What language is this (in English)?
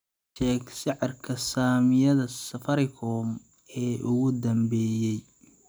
Somali